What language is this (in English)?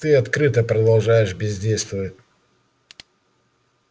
Russian